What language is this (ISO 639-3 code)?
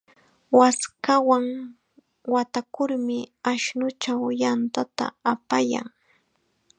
qxa